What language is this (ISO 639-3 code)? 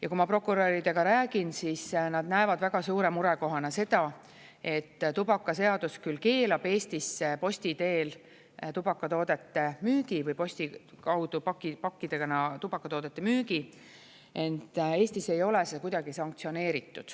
est